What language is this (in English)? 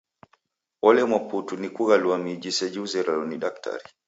Taita